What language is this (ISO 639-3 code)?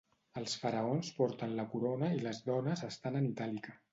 cat